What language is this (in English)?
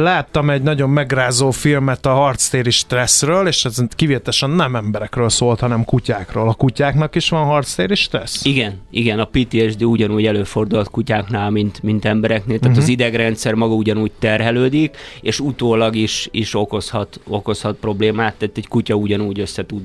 Hungarian